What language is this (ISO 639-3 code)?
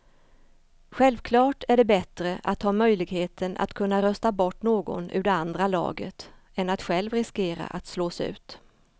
swe